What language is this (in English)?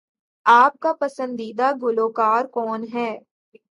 Urdu